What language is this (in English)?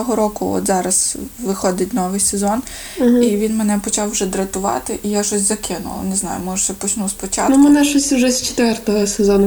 Ukrainian